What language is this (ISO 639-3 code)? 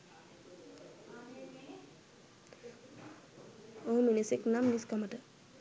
sin